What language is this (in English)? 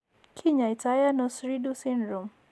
Kalenjin